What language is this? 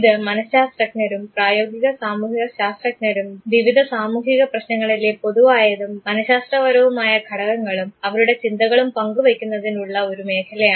Malayalam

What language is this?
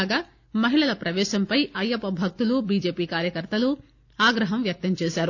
Telugu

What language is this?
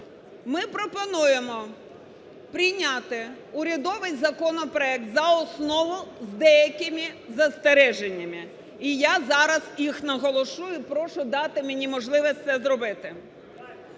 Ukrainian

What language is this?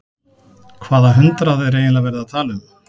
Icelandic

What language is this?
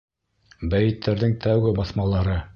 Bashkir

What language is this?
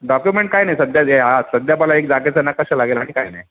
Marathi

